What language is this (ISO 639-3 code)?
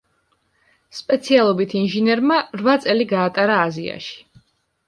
kat